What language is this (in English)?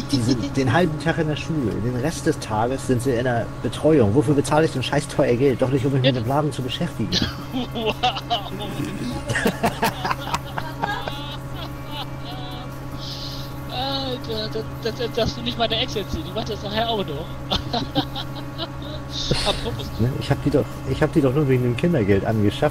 German